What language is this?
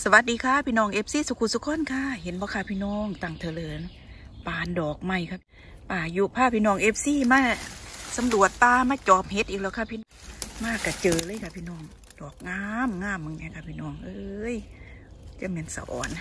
Thai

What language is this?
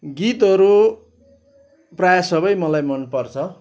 Nepali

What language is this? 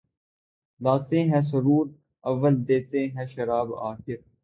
Urdu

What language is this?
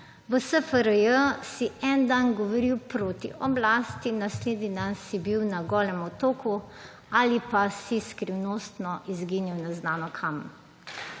Slovenian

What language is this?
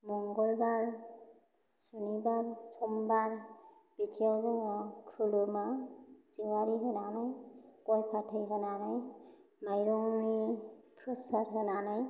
Bodo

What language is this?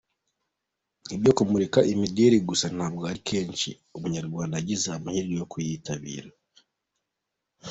Kinyarwanda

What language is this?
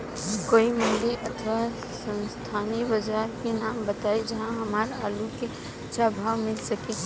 Bhojpuri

